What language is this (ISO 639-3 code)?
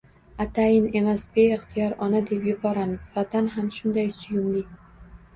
uzb